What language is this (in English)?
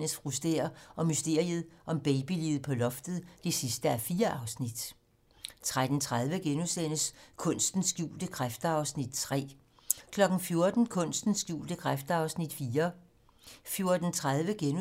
Danish